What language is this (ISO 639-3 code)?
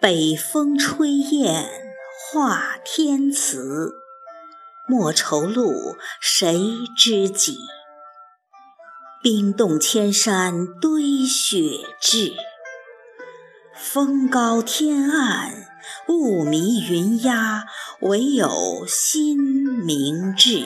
zho